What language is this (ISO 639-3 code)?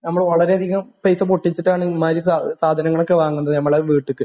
mal